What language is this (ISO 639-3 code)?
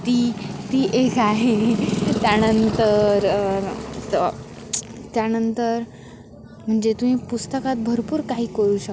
mar